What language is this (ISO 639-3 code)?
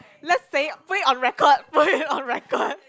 eng